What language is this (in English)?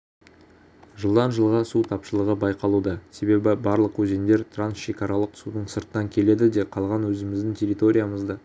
Kazakh